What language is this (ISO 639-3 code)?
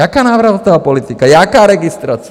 ces